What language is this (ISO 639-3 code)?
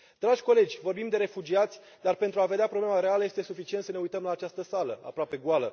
ron